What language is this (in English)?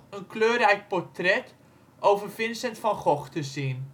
Dutch